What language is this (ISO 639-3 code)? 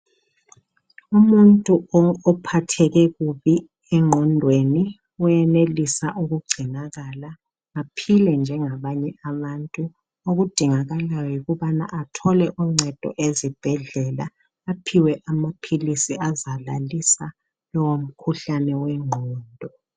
nde